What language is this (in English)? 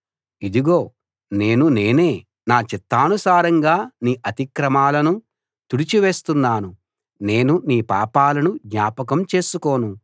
Telugu